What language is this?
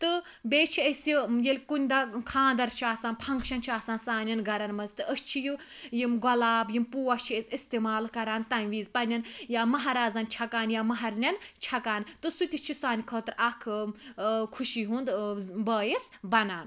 Kashmiri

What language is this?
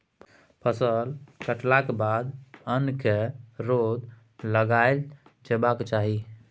Maithili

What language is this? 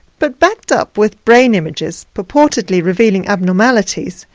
English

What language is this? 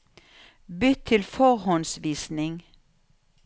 Norwegian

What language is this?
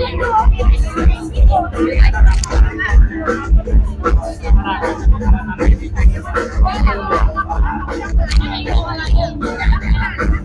Thai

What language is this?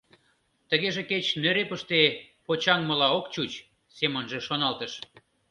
Mari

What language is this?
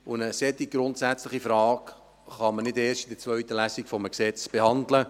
Swiss German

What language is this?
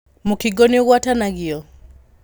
Kikuyu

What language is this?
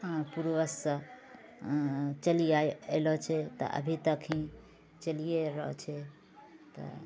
Maithili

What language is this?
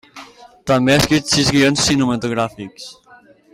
Catalan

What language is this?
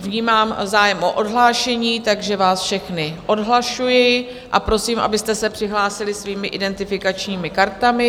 Czech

